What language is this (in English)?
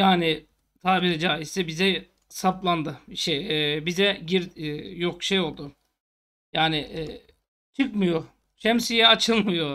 Turkish